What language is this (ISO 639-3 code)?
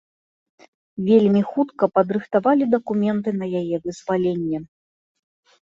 bel